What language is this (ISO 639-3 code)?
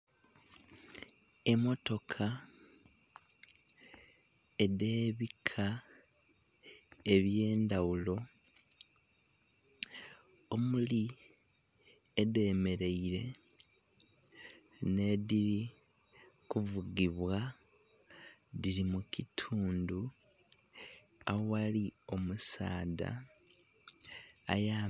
xog